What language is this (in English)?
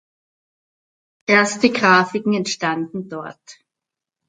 German